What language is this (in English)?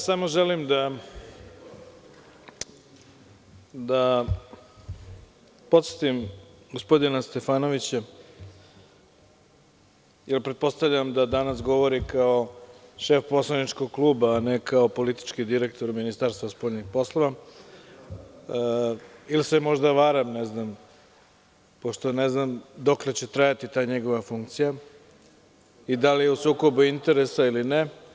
Serbian